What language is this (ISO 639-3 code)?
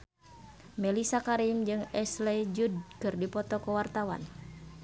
sun